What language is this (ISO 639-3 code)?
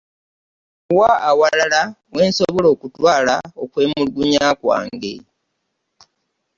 lug